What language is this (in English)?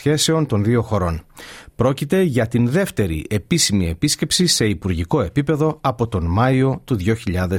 Greek